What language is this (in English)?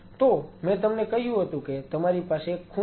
Gujarati